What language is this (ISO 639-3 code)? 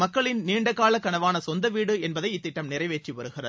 tam